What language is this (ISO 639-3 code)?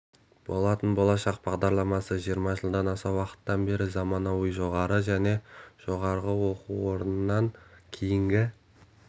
kaz